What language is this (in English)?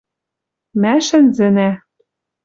Western Mari